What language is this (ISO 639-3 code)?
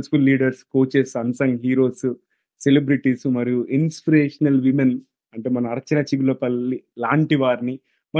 tel